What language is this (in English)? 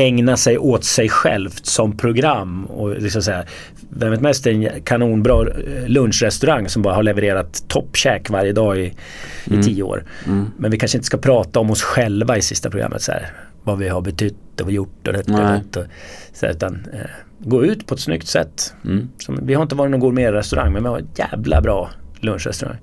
Swedish